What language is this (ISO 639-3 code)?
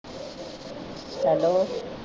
pan